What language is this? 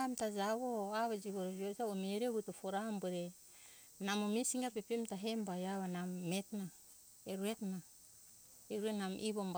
Hunjara-Kaina Ke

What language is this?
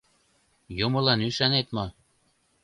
Mari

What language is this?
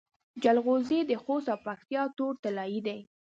Pashto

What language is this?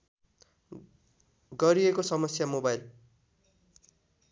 Nepali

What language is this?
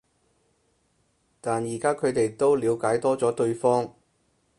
Cantonese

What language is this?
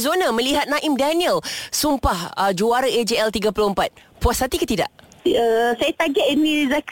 Malay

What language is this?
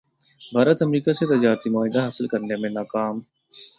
Urdu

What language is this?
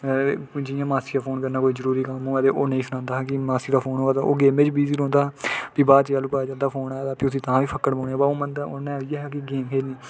Dogri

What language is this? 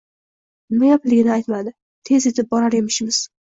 Uzbek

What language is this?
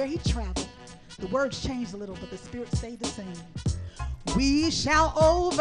English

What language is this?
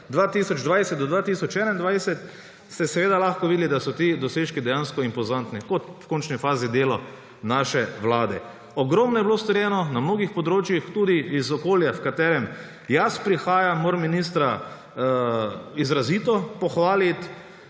Slovenian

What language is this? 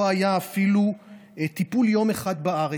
Hebrew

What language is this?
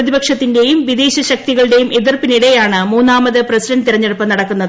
Malayalam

